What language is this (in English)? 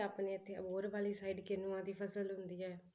Punjabi